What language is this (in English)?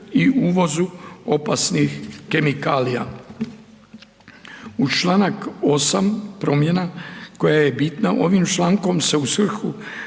Croatian